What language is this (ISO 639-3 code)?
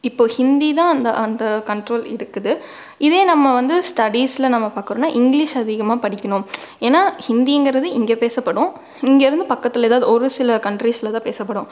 tam